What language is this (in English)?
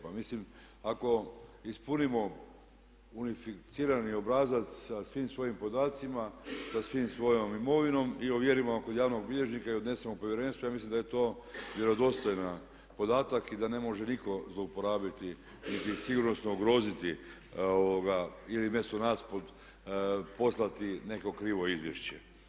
Croatian